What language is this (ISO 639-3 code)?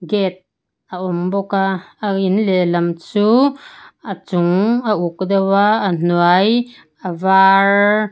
lus